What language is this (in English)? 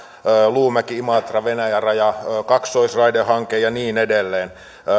Finnish